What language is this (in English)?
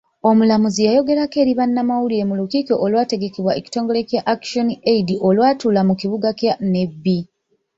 Ganda